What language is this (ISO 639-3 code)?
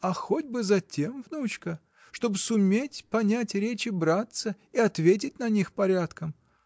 rus